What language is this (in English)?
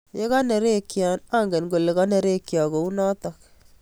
Kalenjin